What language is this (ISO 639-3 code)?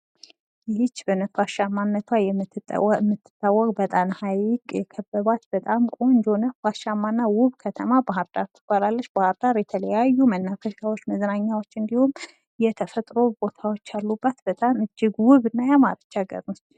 amh